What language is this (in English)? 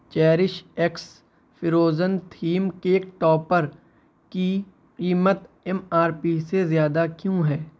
Urdu